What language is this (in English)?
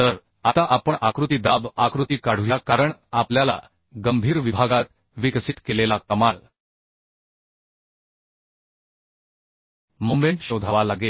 Marathi